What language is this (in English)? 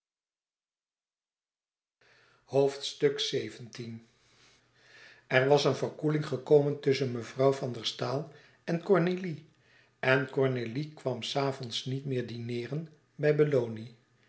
Dutch